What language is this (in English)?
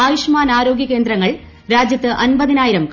Malayalam